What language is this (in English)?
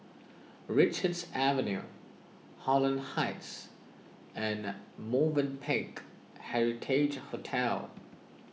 English